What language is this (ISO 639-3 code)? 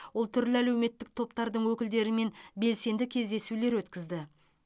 kaz